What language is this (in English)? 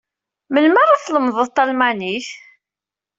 Kabyle